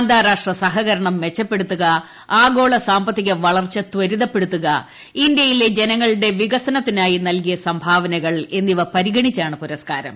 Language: Malayalam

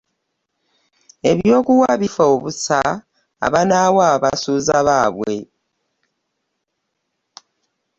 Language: Ganda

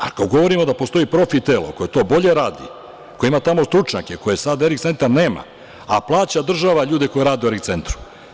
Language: Serbian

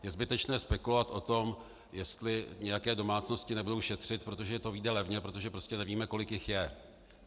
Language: Czech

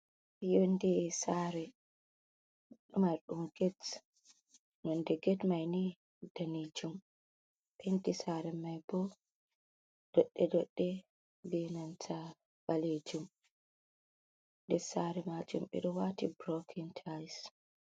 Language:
Fula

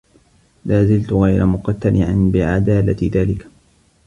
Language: Arabic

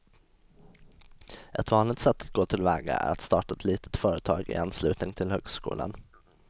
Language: Swedish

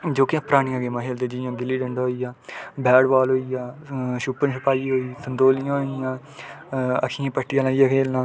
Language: Dogri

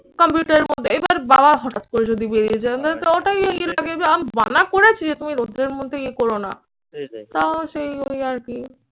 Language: Bangla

